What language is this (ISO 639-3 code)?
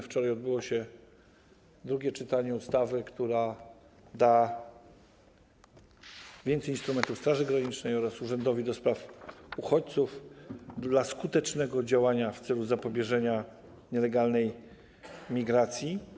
pol